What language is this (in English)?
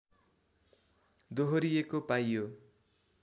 Nepali